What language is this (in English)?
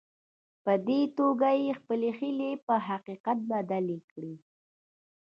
Pashto